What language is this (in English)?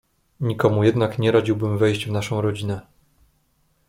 Polish